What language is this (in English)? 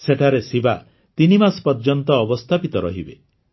Odia